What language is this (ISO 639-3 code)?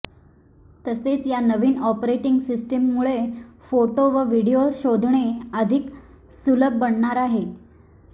mar